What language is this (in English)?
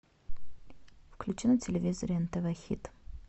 Russian